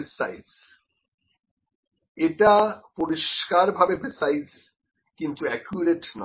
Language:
Bangla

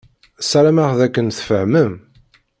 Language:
Kabyle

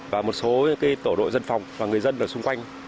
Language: Vietnamese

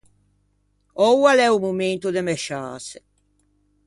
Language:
Ligurian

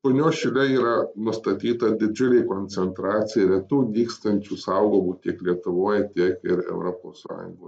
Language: Lithuanian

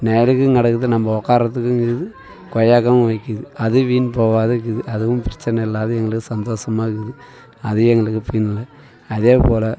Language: Tamil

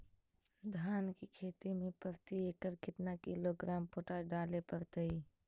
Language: Magahi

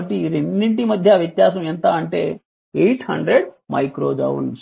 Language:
Telugu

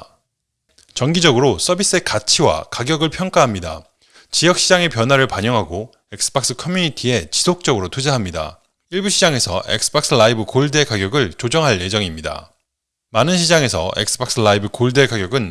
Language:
Korean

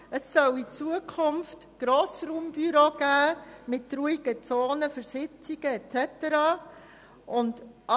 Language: Swiss German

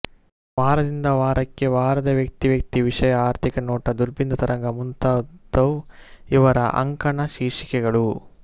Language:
Kannada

